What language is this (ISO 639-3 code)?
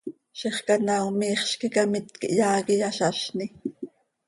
sei